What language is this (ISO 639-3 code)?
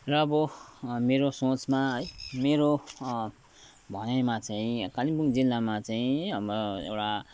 nep